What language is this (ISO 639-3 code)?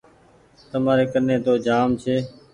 gig